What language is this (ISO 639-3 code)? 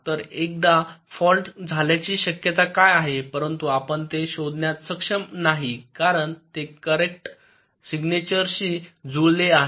mar